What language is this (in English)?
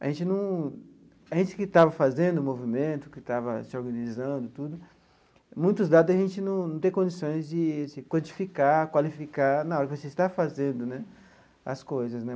Portuguese